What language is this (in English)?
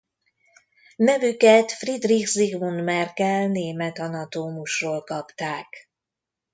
Hungarian